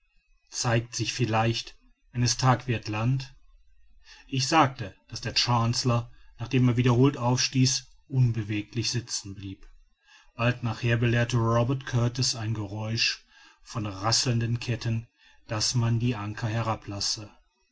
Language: German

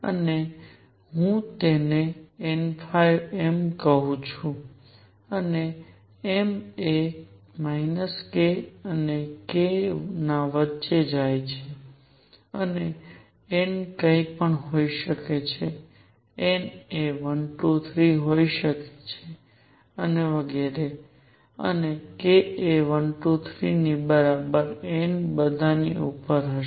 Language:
Gujarati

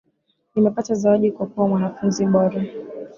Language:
Swahili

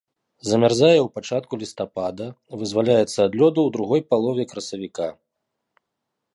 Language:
Belarusian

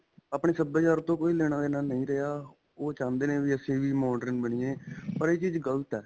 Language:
Punjabi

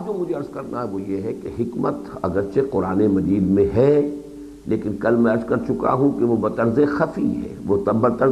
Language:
Urdu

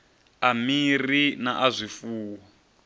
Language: Venda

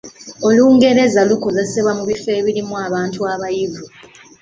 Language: Ganda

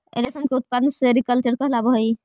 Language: Magahi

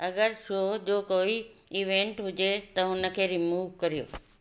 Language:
Sindhi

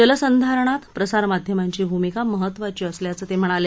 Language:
Marathi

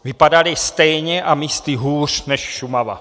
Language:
Czech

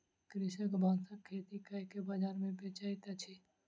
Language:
Maithili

